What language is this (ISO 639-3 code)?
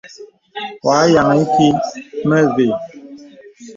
beb